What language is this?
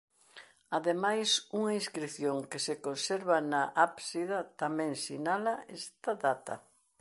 Galician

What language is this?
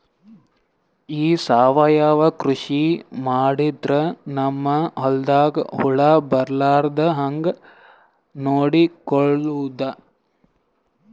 Kannada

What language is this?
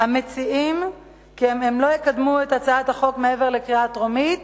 Hebrew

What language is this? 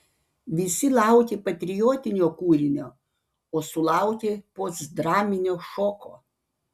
Lithuanian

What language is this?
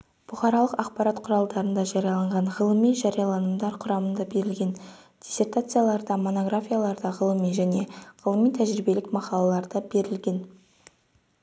Kazakh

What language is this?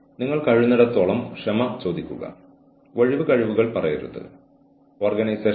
Malayalam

